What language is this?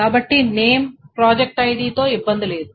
Telugu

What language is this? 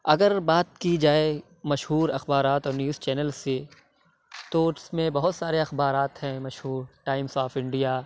Urdu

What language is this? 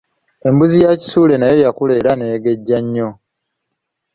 Ganda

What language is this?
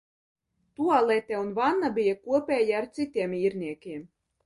Latvian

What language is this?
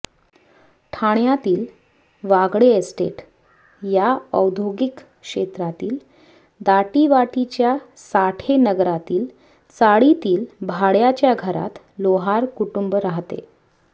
Marathi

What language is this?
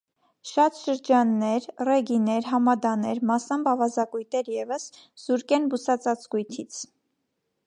Armenian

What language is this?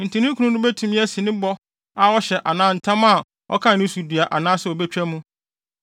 Akan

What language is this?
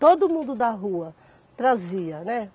Portuguese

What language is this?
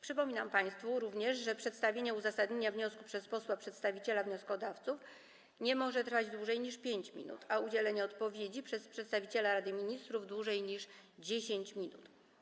Polish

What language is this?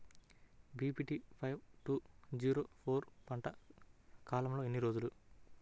Telugu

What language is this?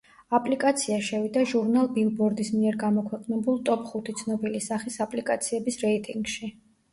Georgian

